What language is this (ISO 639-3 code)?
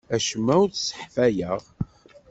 kab